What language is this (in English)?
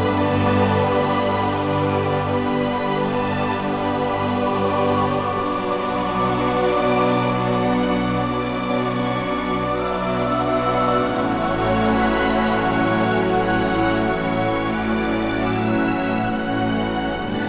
Indonesian